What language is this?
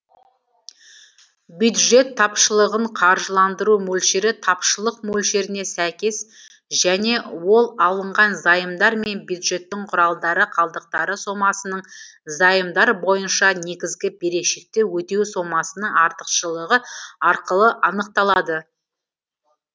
Kazakh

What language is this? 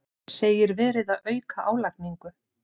Icelandic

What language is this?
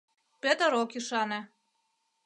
Mari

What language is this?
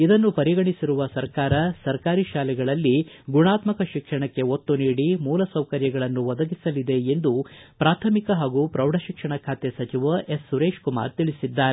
Kannada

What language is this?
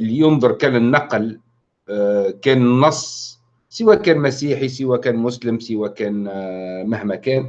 Arabic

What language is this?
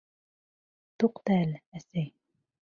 Bashkir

